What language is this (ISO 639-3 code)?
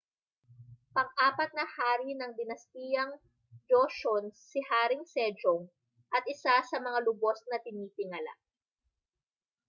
fil